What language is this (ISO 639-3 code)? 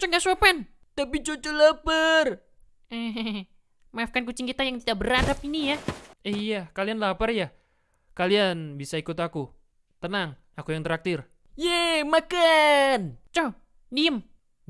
ind